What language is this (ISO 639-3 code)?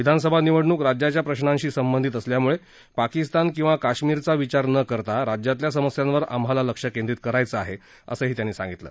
mar